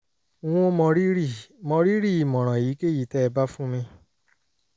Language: Yoruba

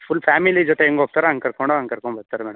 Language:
Kannada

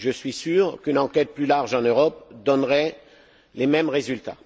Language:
French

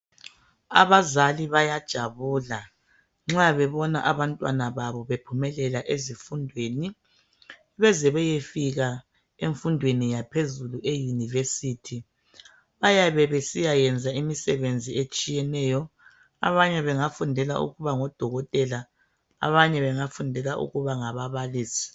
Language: North Ndebele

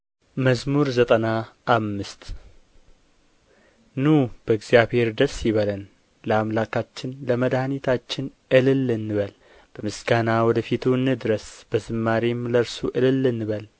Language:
Amharic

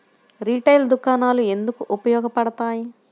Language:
Telugu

